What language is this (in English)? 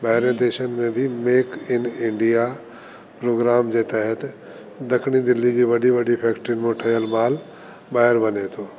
Sindhi